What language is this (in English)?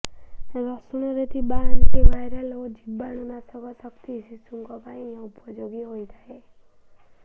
Odia